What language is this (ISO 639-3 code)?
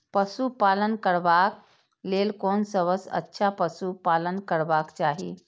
mai